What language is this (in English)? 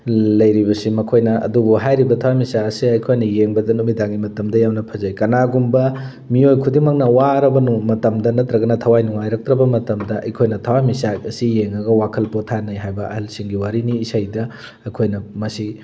Manipuri